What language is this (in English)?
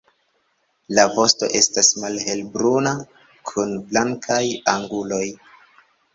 Esperanto